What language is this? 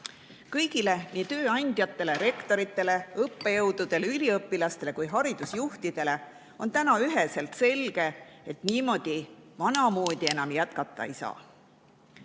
Estonian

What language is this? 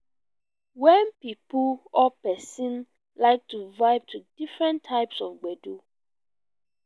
Nigerian Pidgin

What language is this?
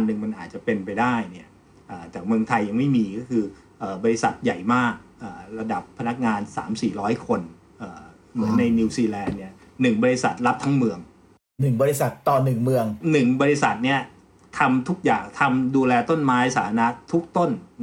Thai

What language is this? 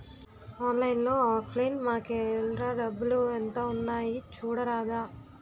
Telugu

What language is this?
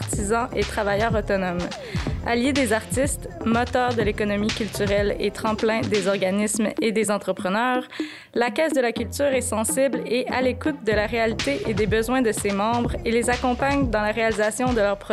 French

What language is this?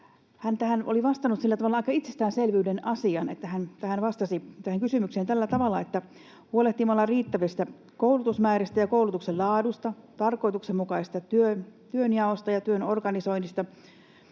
Finnish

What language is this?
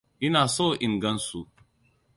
Hausa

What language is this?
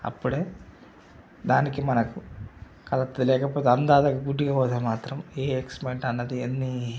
Telugu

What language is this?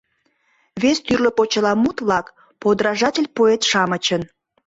Mari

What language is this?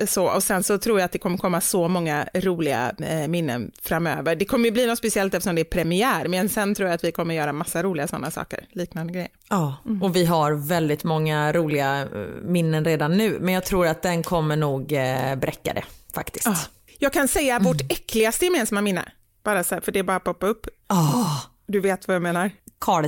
Swedish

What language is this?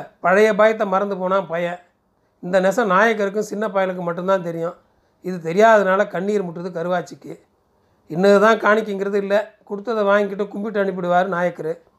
Tamil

